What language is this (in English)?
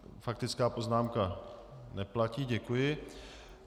Czech